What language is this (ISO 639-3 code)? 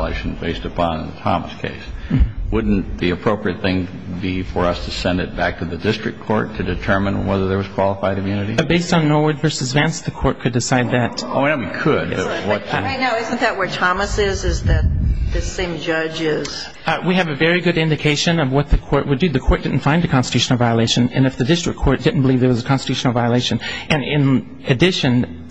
eng